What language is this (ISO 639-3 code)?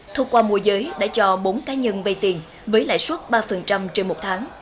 vie